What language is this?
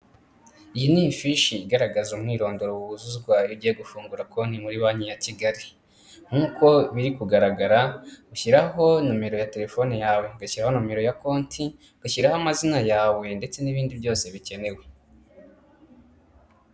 Kinyarwanda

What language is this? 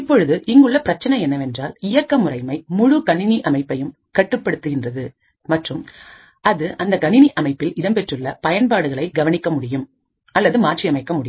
Tamil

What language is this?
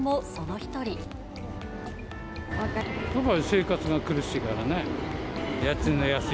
Japanese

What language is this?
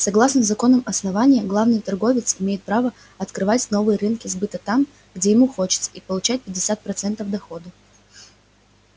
Russian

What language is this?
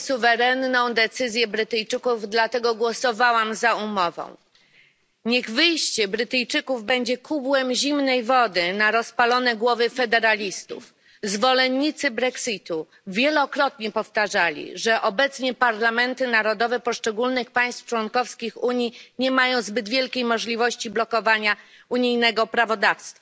Polish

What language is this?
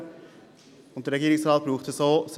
Swiss German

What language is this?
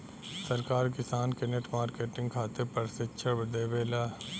Bhojpuri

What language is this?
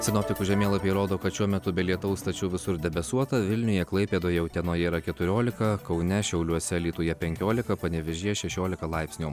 Lithuanian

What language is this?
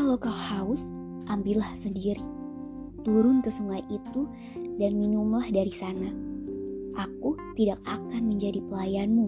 Indonesian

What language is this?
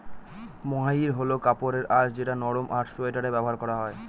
Bangla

